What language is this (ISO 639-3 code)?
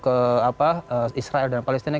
ind